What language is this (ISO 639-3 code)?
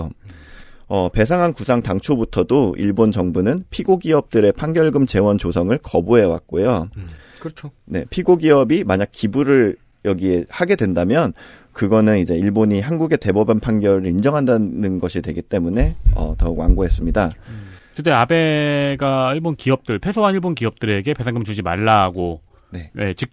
kor